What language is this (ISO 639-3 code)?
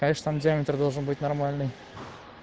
rus